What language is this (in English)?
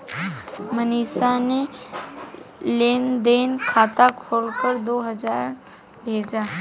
Hindi